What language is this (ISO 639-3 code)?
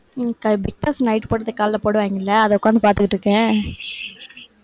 tam